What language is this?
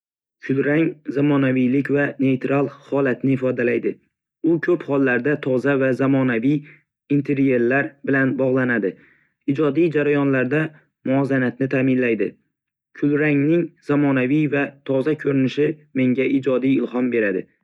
Uzbek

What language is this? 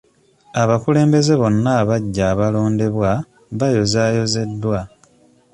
Ganda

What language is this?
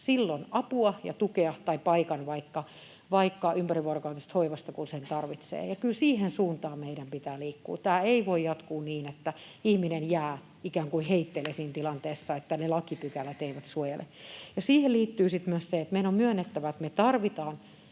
Finnish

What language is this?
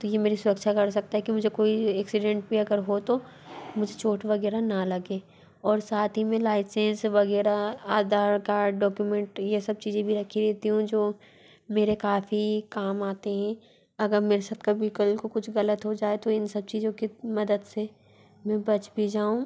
Hindi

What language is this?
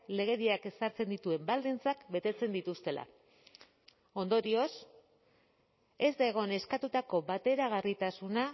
Basque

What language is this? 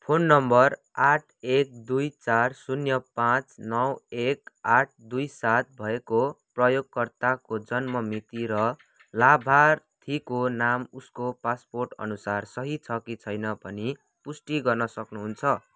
Nepali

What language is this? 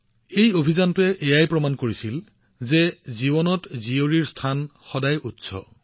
Assamese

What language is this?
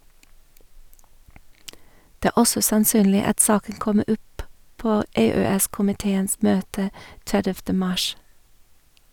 Norwegian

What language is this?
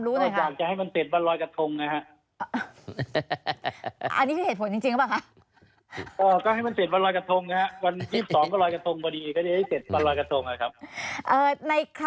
Thai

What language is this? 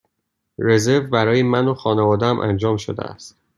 Persian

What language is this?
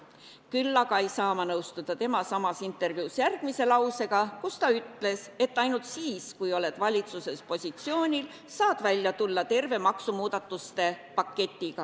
Estonian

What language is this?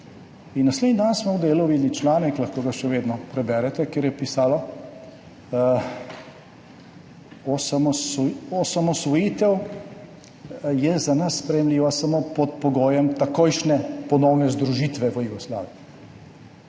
Slovenian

